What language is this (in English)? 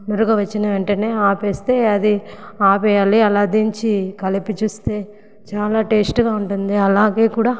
Telugu